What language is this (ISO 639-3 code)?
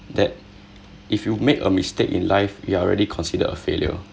eng